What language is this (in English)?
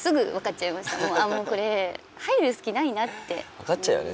Japanese